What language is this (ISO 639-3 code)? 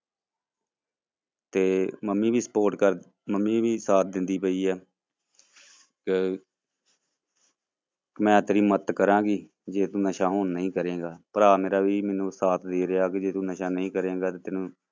pan